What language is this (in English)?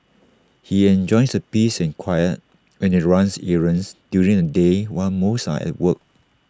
English